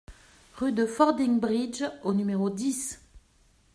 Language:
French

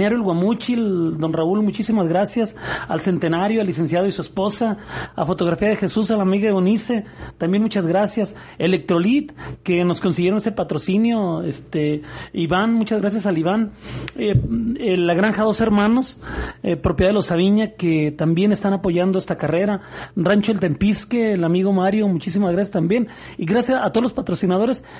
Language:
Spanish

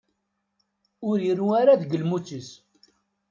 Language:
Kabyle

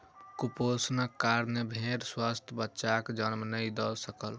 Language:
Maithili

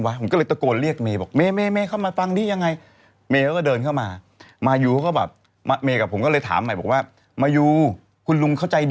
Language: Thai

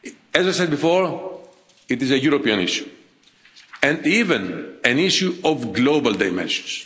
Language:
English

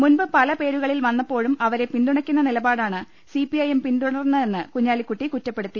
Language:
Malayalam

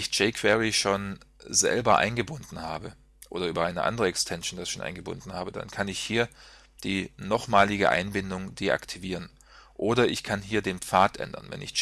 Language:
German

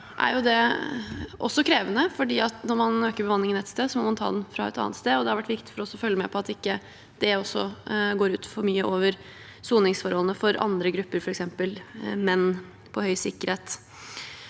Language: Norwegian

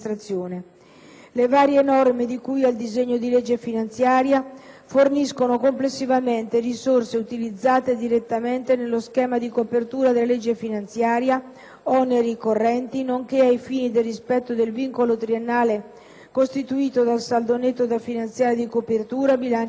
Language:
Italian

